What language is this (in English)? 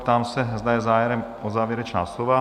Czech